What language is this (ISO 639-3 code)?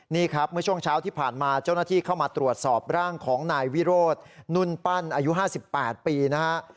tha